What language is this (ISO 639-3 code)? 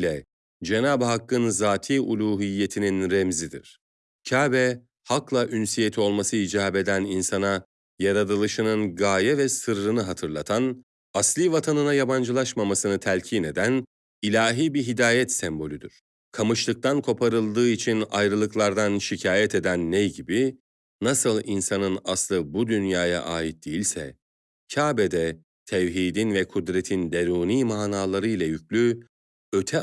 tur